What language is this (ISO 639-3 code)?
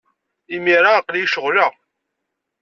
kab